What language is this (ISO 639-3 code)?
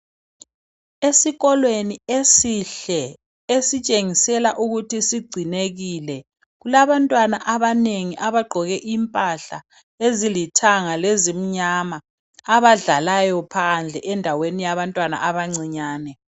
nde